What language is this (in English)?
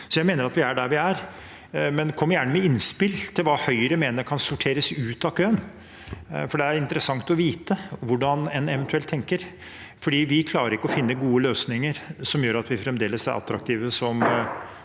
Norwegian